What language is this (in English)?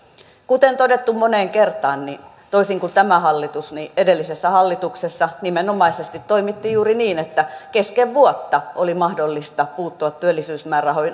Finnish